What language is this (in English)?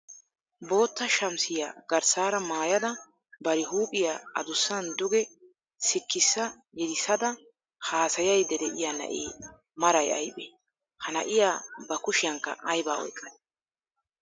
Wolaytta